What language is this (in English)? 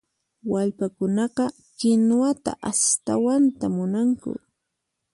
Puno Quechua